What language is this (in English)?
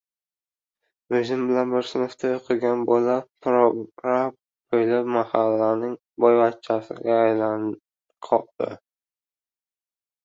Uzbek